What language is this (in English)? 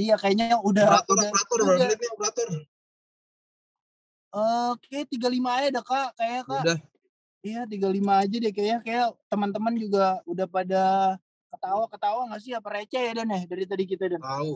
Indonesian